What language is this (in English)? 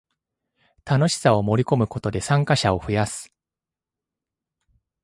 Japanese